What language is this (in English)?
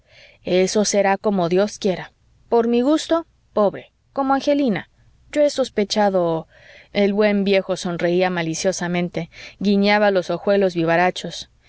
Spanish